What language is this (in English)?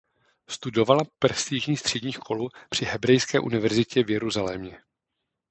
Czech